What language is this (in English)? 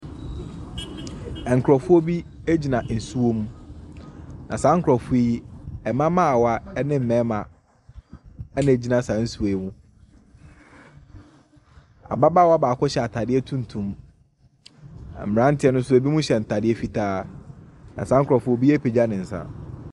Akan